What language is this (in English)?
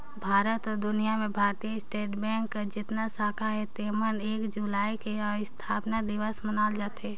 Chhattisgarhi